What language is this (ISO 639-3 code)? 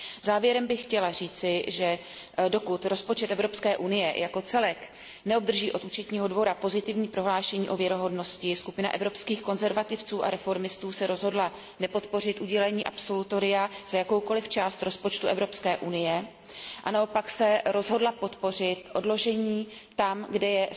ces